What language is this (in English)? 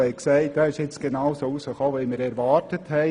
Swiss German